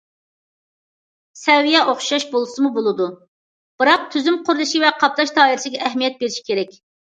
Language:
Uyghur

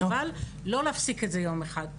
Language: Hebrew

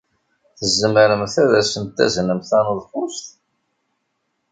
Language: Kabyle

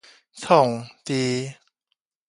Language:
Min Nan Chinese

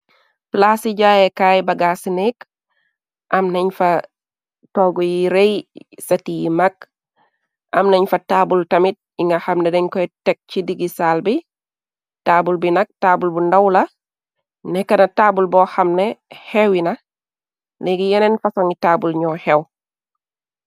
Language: Wolof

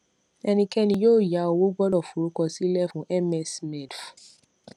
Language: Yoruba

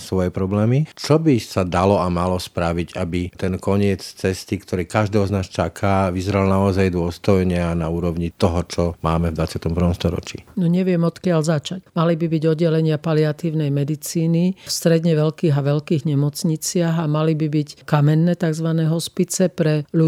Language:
Slovak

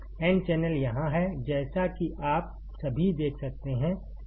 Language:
Hindi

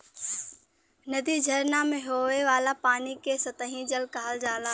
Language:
Bhojpuri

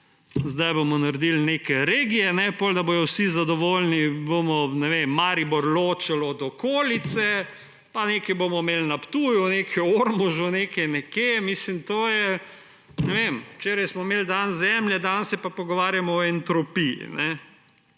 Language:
Slovenian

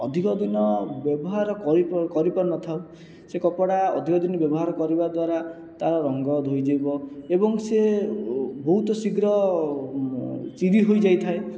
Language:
Odia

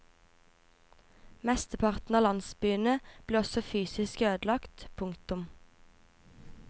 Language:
Norwegian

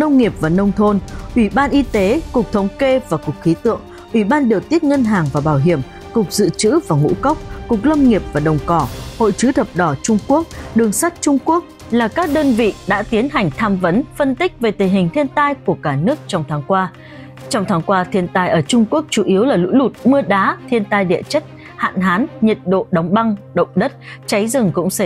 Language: Vietnamese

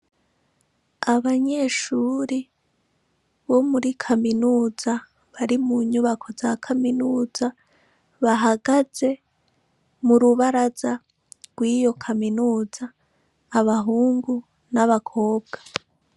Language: Rundi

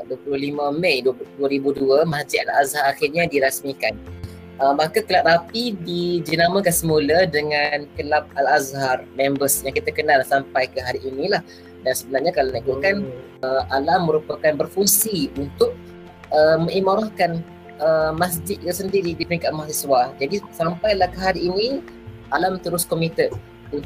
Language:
Malay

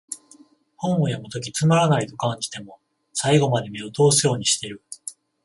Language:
Japanese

